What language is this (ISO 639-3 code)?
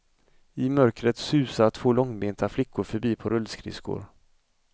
swe